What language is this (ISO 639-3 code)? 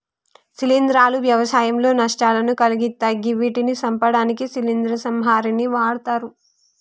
tel